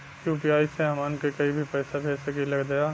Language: Bhojpuri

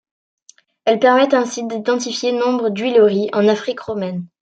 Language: French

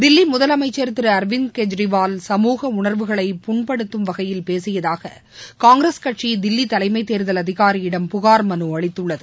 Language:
Tamil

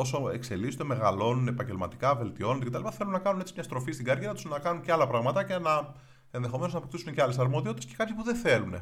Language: Greek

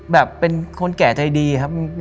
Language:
Thai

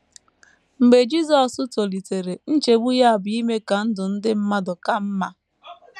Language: Igbo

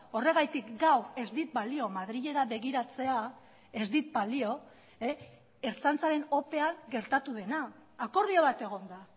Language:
Basque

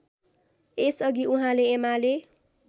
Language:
Nepali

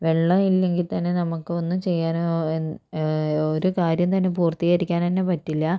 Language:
Malayalam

